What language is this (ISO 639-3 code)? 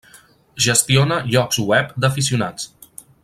cat